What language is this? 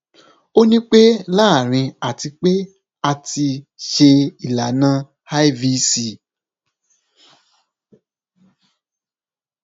Yoruba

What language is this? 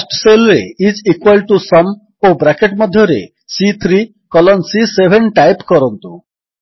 Odia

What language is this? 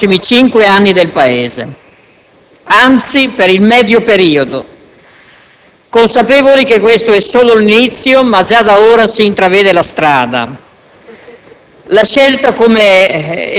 Italian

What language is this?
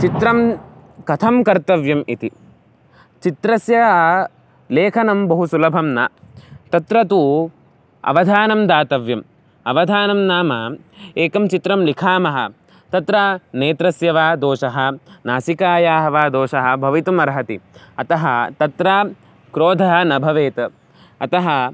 Sanskrit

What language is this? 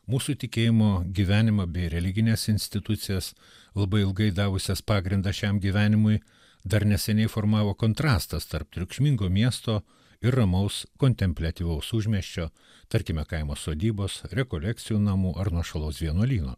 Lithuanian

